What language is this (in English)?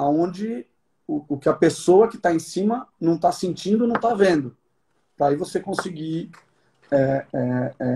Portuguese